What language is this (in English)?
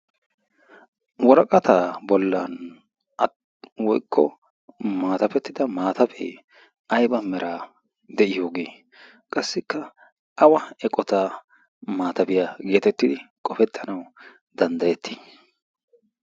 Wolaytta